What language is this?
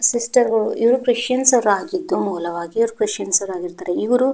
Kannada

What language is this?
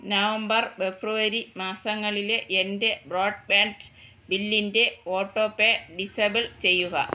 Malayalam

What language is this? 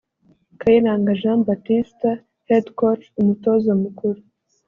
Kinyarwanda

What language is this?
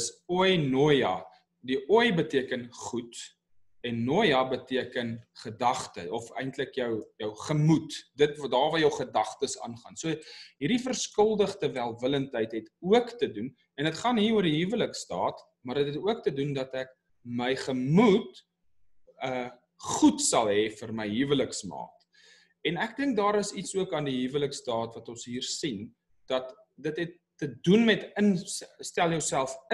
Dutch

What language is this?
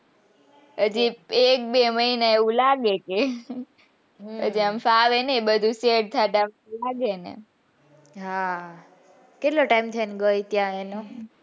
Gujarati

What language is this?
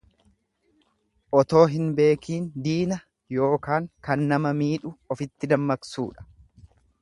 Oromo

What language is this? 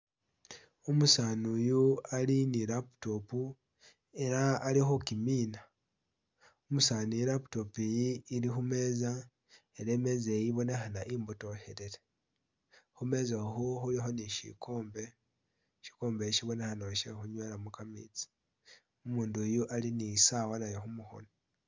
Masaaba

